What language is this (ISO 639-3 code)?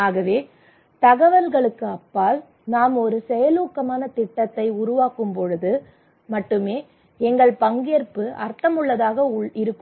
tam